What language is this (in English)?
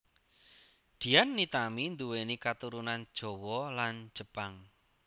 Javanese